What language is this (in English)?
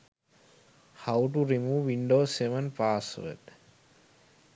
Sinhala